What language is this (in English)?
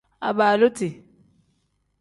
Tem